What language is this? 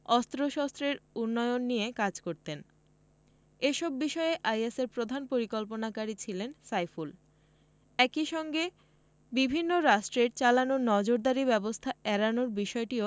Bangla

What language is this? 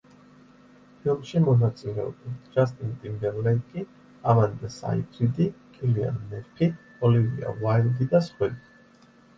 Georgian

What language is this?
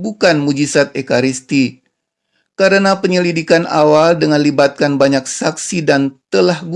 Indonesian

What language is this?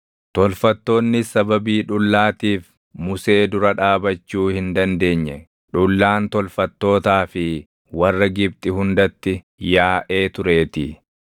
Oromo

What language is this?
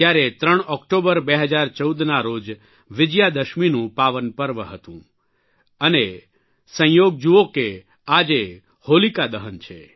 Gujarati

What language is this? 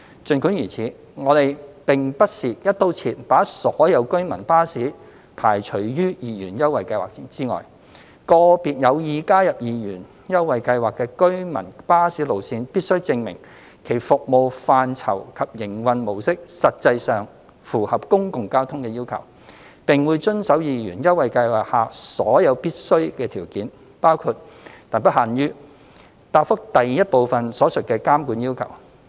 Cantonese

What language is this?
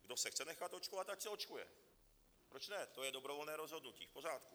Czech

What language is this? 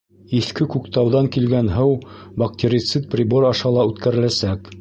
Bashkir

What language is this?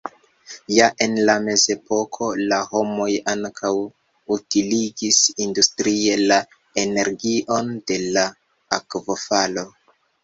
Esperanto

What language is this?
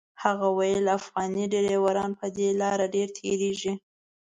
Pashto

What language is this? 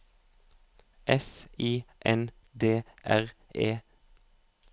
Norwegian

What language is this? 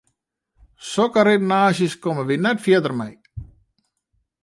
Western Frisian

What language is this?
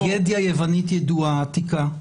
Hebrew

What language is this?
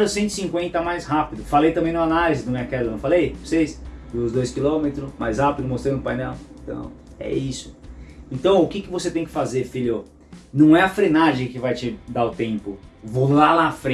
Portuguese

